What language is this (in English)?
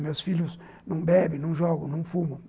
Portuguese